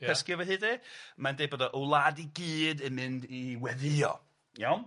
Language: Welsh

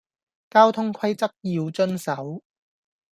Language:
Cantonese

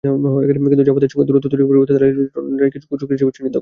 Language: Bangla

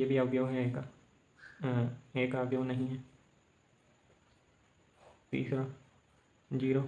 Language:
Hindi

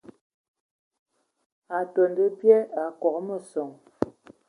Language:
Ewondo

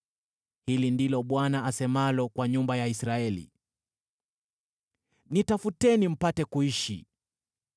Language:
Swahili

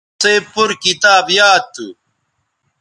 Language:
Bateri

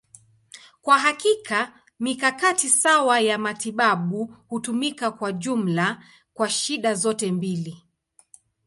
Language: Swahili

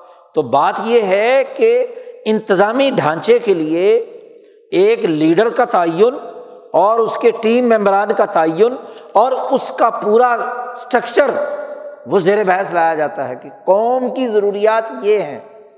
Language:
Urdu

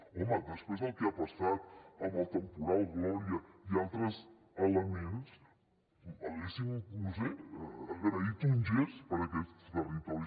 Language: Catalan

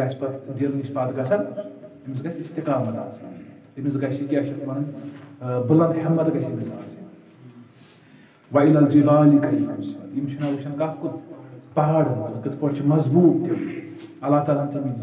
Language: Turkish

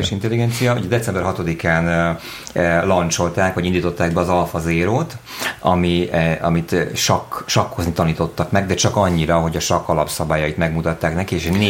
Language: Hungarian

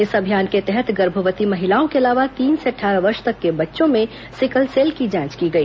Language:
Hindi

